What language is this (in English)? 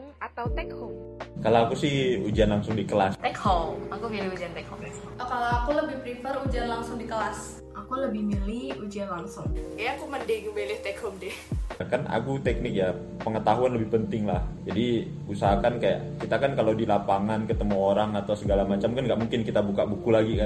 Indonesian